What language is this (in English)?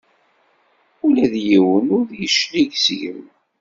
Kabyle